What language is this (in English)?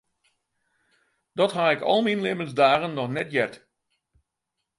Western Frisian